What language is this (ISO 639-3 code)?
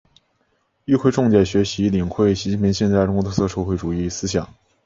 zho